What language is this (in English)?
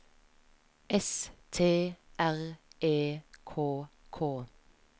Norwegian